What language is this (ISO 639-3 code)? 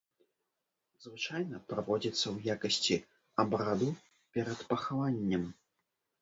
bel